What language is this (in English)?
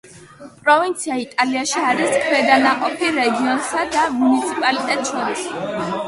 Georgian